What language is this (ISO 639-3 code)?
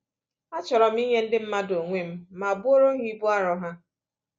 ibo